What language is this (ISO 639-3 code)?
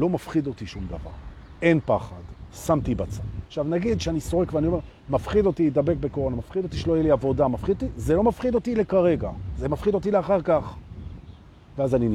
heb